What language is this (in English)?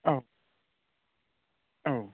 Bodo